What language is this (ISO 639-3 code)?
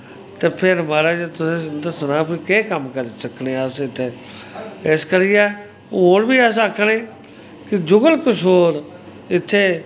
doi